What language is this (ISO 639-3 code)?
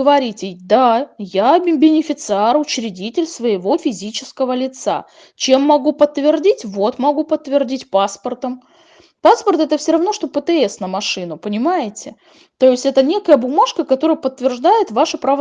rus